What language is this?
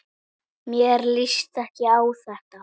Icelandic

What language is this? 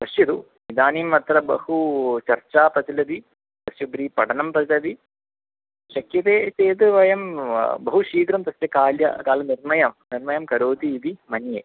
Sanskrit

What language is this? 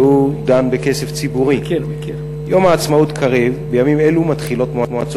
Hebrew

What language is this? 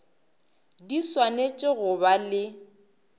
Northern Sotho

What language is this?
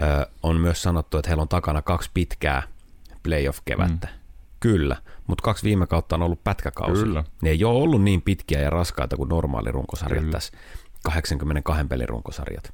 Finnish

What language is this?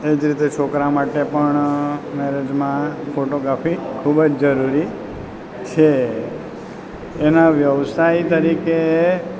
Gujarati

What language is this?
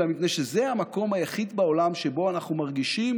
Hebrew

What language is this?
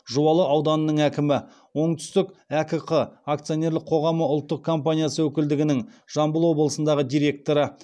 Kazakh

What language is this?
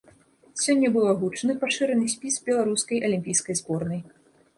Belarusian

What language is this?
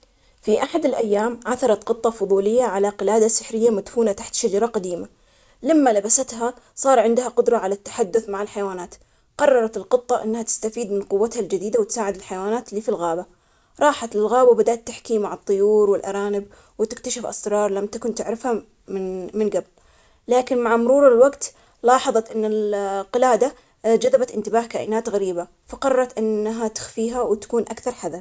Omani Arabic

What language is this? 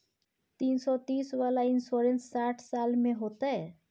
Maithili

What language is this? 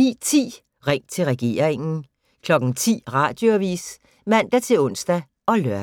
Danish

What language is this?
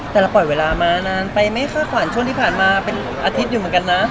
Thai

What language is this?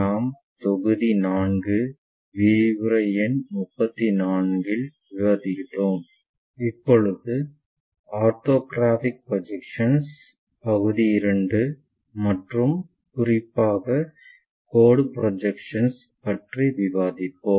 Tamil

